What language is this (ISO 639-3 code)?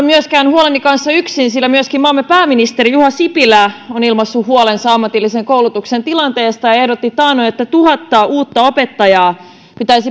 fin